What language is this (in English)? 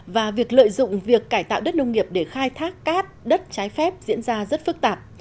Vietnamese